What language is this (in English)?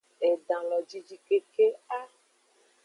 Aja (Benin)